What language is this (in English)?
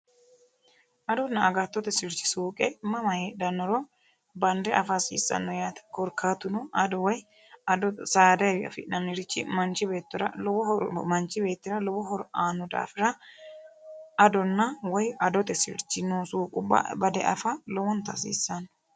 Sidamo